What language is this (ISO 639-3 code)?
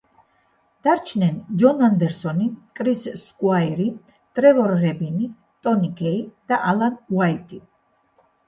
kat